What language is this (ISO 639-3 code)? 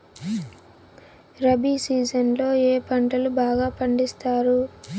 tel